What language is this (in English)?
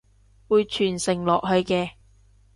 Cantonese